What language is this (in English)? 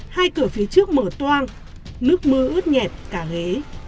Vietnamese